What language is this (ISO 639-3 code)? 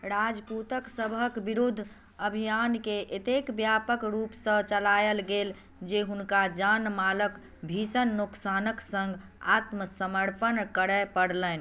mai